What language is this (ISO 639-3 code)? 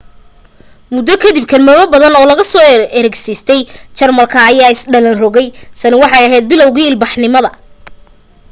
som